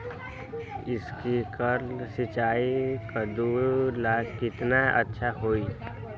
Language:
Magahi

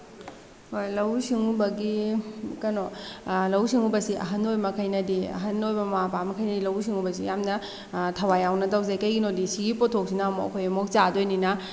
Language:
Manipuri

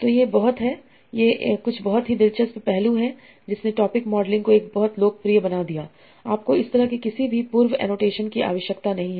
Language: Hindi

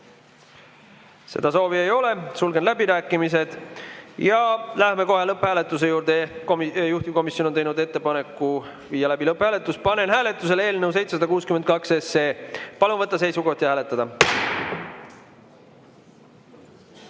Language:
Estonian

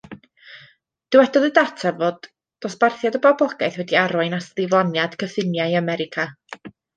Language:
Welsh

